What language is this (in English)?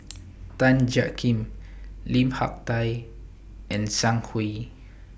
English